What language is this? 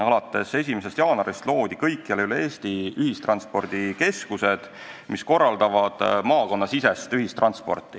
Estonian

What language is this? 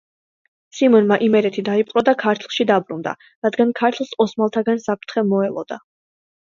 Georgian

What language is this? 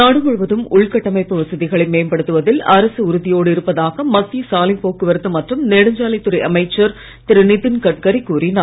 Tamil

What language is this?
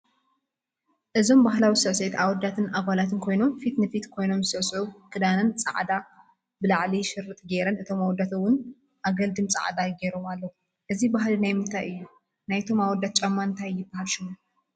Tigrinya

